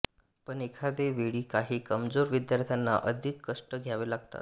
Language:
Marathi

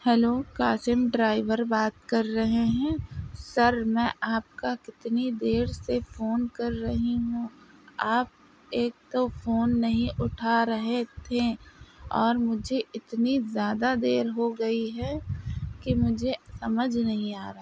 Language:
Urdu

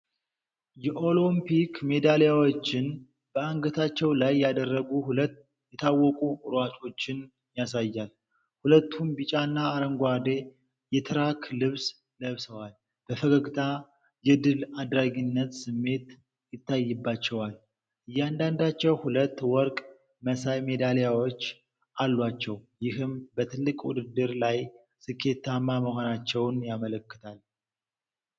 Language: Amharic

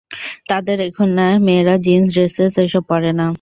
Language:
Bangla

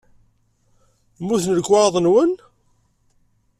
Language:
Kabyle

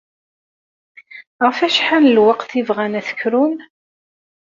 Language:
Kabyle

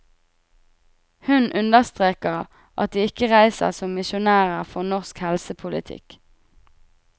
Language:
Norwegian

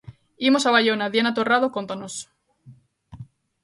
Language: Galician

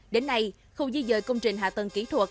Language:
Vietnamese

